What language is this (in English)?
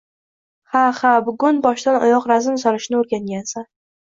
Uzbek